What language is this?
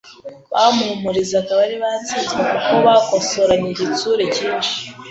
Kinyarwanda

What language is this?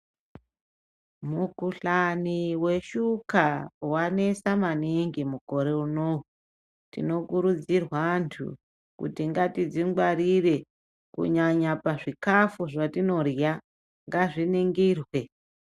Ndau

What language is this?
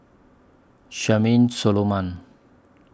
English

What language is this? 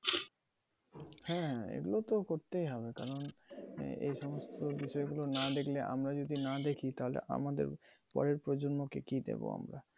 Bangla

